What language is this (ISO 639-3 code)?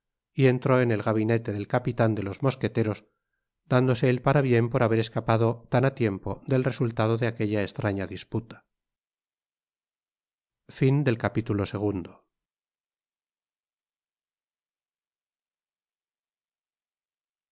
spa